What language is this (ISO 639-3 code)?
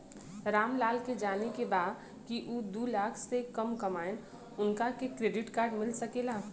bho